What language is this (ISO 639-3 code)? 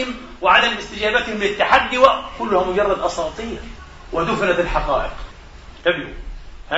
ara